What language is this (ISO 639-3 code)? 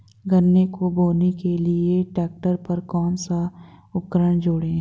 hin